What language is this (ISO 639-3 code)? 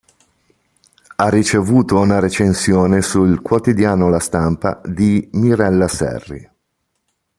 ita